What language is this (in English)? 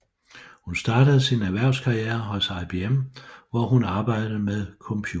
Danish